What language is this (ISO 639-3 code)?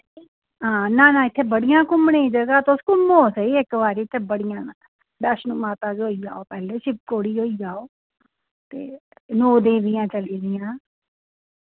doi